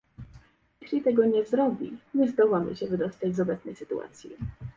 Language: Polish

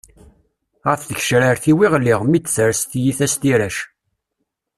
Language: Kabyle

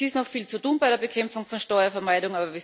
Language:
German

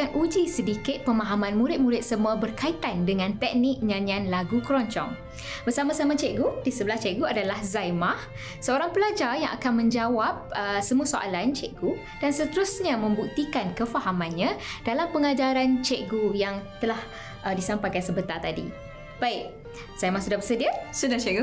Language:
Malay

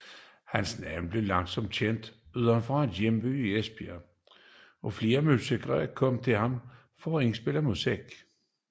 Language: Danish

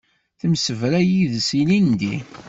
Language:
Kabyle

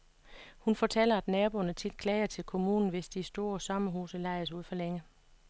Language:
Danish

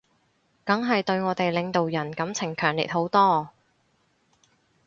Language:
Cantonese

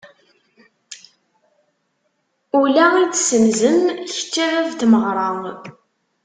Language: Kabyle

